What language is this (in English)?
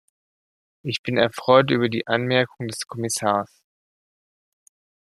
German